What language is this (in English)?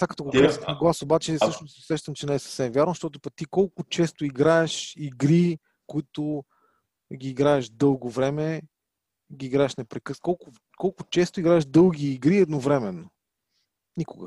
Bulgarian